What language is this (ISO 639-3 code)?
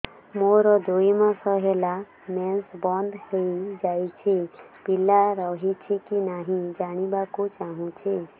ori